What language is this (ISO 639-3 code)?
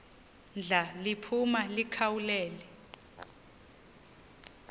xho